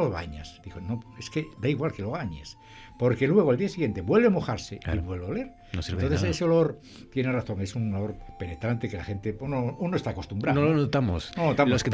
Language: Spanish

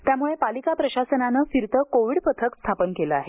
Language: Marathi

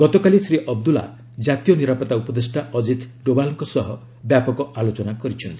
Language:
Odia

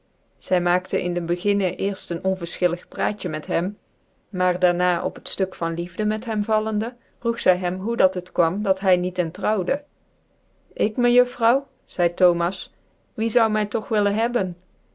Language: Dutch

